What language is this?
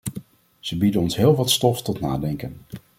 Dutch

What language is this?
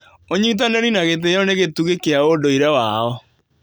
Kikuyu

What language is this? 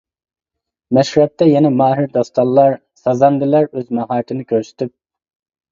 Uyghur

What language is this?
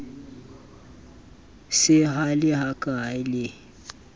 Southern Sotho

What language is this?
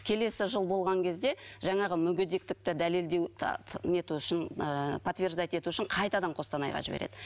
Kazakh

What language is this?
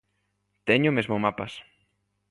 Galician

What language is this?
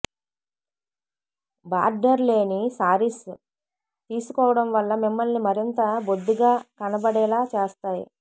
Telugu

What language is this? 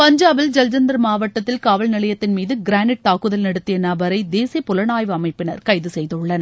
Tamil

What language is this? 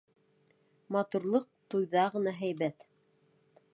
Bashkir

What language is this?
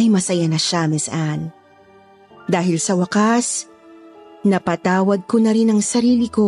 Filipino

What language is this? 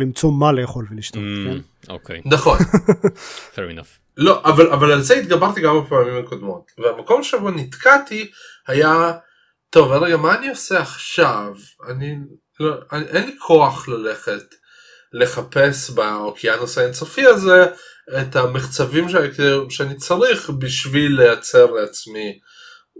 Hebrew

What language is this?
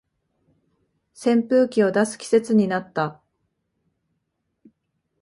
Japanese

